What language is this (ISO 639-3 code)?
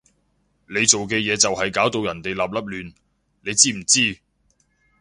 yue